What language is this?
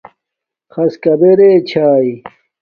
Domaaki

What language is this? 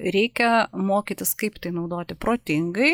Lithuanian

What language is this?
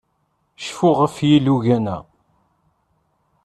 Kabyle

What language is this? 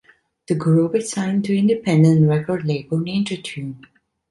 English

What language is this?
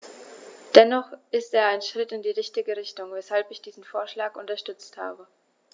German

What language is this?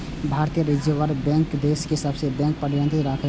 Maithili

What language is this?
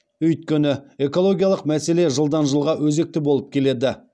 Kazakh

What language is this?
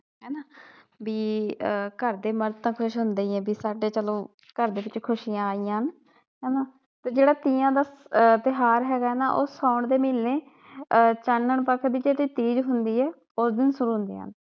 Punjabi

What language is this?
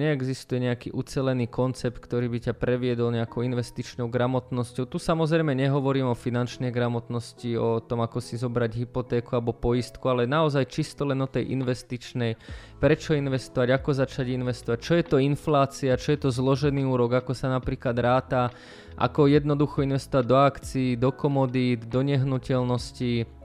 Slovak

